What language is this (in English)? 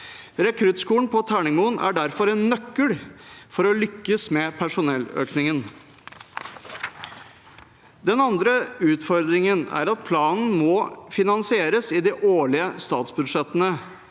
Norwegian